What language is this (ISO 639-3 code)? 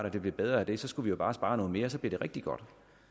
dan